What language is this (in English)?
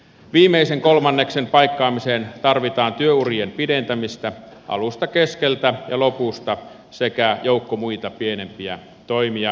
Finnish